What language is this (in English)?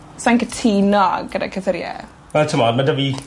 Welsh